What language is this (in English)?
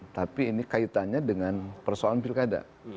Indonesian